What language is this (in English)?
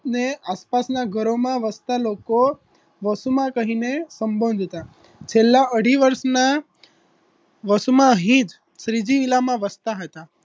Gujarati